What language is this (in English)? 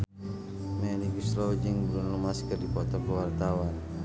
Sundanese